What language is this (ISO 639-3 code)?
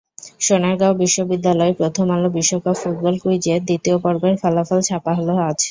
ben